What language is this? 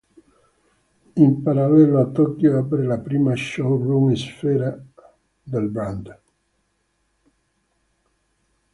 Italian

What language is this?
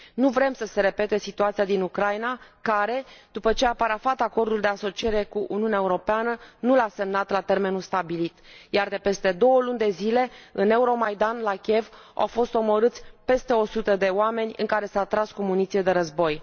Romanian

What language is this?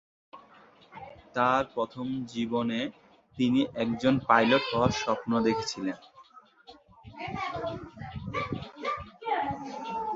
Bangla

